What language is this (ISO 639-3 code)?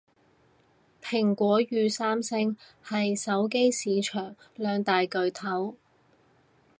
yue